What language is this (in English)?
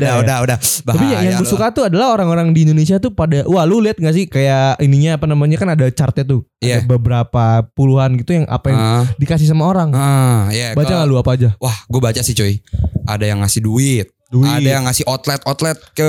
Indonesian